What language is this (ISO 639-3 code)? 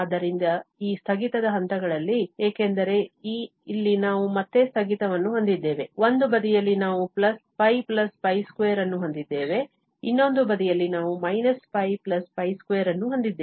kan